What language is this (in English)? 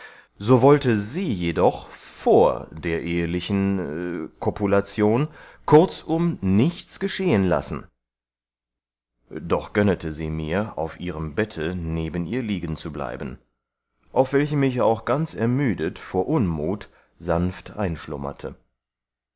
German